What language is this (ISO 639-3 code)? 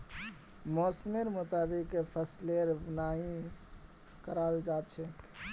mag